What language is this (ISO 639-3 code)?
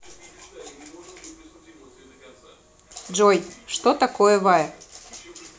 rus